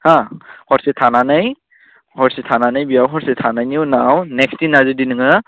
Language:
Bodo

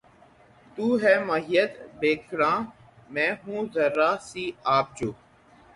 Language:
Urdu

